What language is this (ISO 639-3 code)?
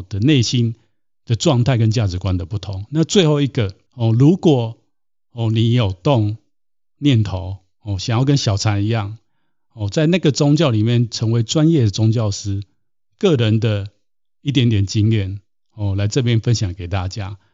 zho